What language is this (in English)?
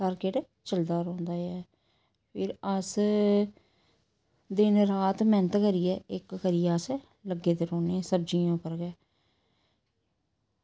Dogri